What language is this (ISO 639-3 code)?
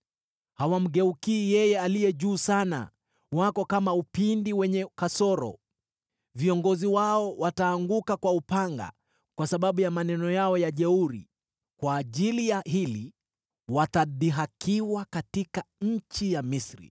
swa